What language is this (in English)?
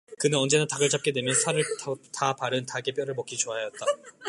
Korean